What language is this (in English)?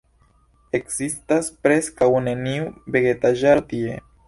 Esperanto